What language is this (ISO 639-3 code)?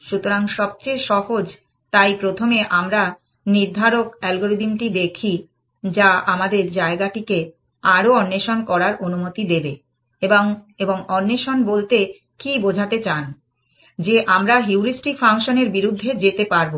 ben